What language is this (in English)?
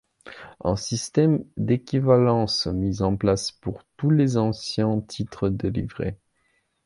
French